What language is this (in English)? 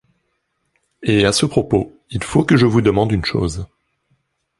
French